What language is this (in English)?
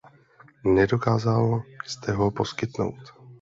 Czech